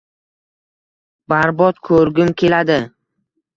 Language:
Uzbek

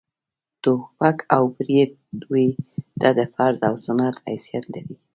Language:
Pashto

